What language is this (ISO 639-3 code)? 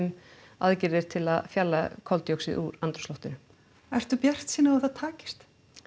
isl